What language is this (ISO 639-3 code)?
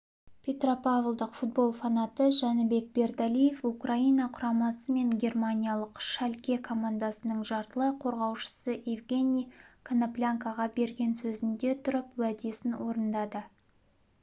kaz